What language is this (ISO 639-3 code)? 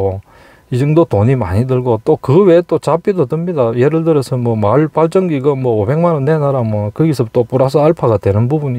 kor